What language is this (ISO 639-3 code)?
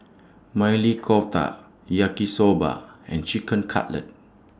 eng